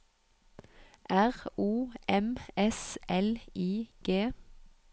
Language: Norwegian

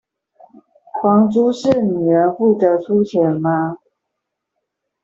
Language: Chinese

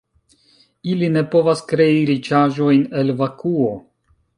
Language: Esperanto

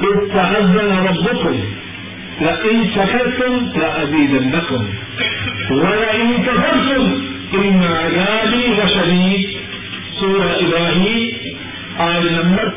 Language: Urdu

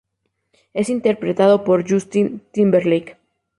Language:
Spanish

